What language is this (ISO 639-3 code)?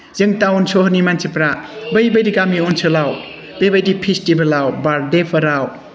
brx